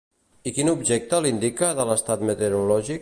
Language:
Catalan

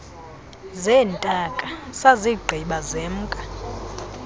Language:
Xhosa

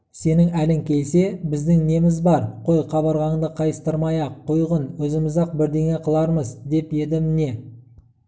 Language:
Kazakh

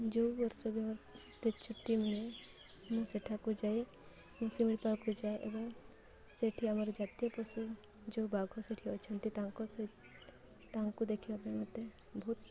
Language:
Odia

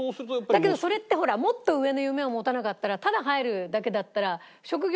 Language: Japanese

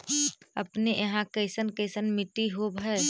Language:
Magahi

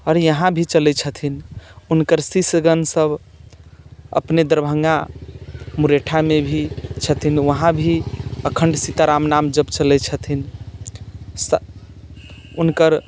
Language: Maithili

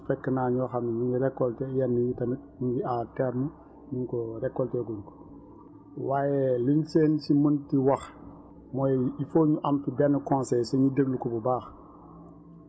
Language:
Wolof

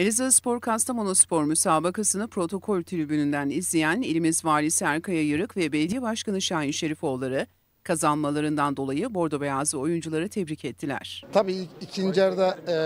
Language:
Turkish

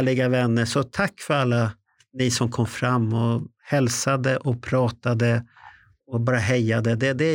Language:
Swedish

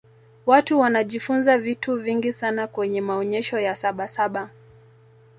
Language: Swahili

